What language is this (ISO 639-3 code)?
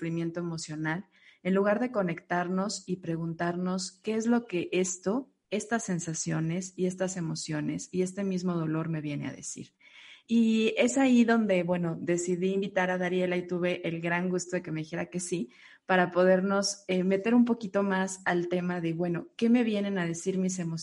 spa